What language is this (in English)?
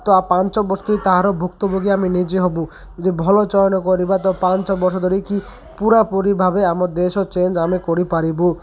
Odia